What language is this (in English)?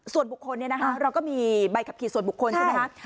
Thai